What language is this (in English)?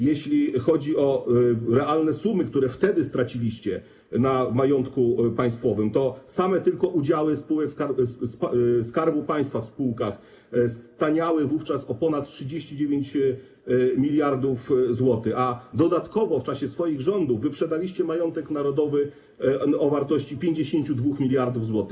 Polish